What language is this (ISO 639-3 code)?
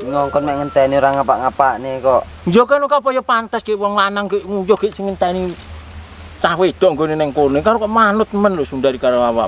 ind